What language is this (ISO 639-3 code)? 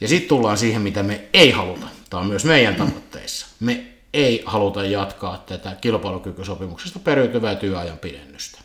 fin